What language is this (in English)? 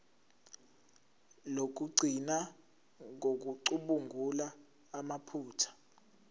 Zulu